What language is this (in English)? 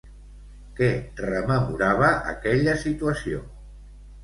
Catalan